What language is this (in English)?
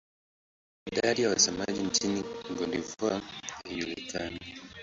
Swahili